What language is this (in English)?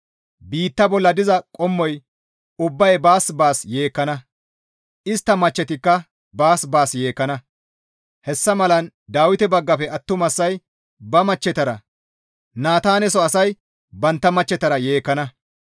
Gamo